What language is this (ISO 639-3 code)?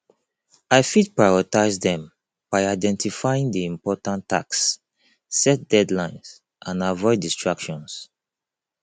pcm